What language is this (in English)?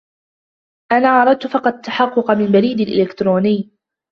Arabic